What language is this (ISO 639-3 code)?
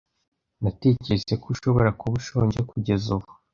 kin